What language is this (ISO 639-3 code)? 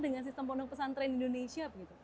ind